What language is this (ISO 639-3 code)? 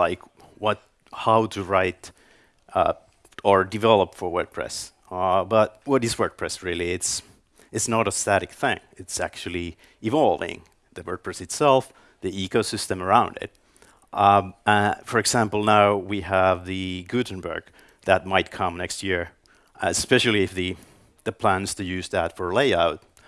eng